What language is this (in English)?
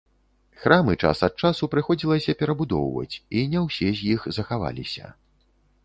Belarusian